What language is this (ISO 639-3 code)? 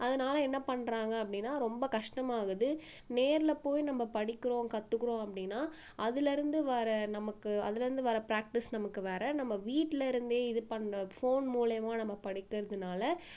tam